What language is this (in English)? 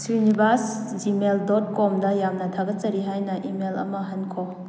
Manipuri